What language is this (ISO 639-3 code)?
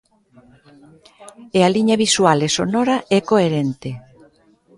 glg